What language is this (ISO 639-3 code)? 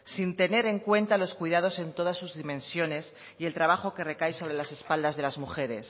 spa